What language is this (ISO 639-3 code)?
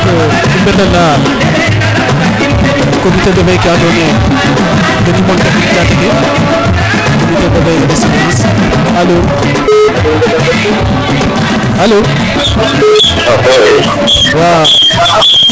srr